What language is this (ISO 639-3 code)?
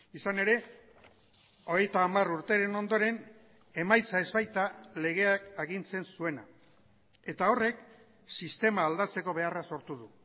eus